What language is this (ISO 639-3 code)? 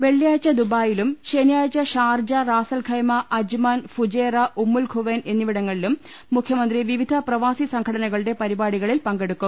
mal